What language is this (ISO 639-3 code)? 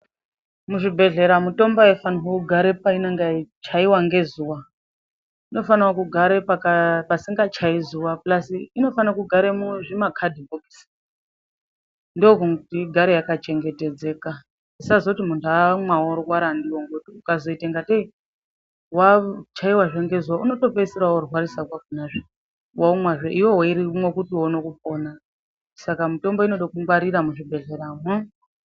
ndc